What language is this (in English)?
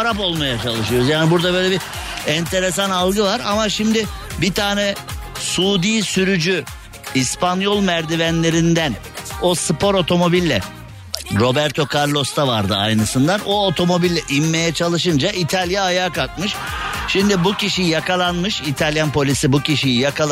Turkish